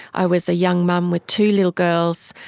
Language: English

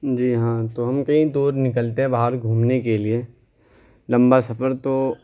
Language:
Urdu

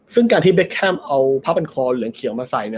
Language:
Thai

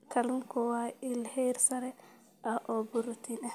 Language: Somali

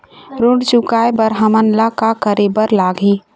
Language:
Chhattisgarhi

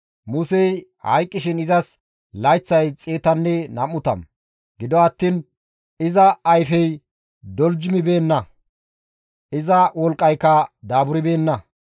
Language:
Gamo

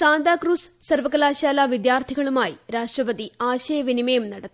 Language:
Malayalam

